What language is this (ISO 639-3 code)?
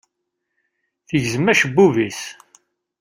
kab